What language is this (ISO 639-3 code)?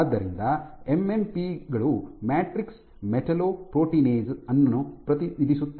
kan